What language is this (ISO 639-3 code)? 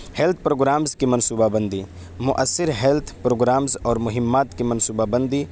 urd